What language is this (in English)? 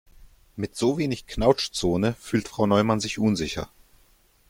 German